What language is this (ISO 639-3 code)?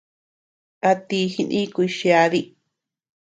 cux